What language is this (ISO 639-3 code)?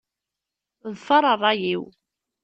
kab